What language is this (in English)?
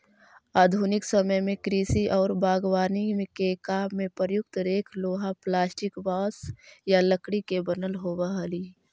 Magahi